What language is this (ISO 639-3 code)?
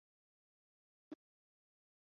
zho